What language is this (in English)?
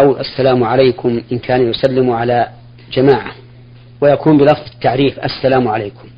Arabic